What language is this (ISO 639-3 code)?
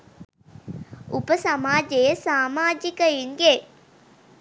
sin